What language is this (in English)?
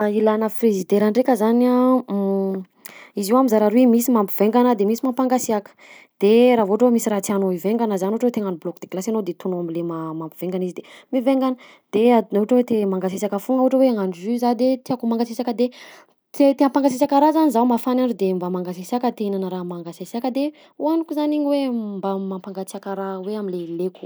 Southern Betsimisaraka Malagasy